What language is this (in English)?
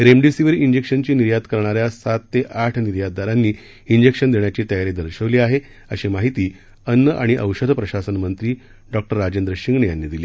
Marathi